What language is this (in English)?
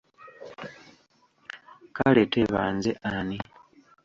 Ganda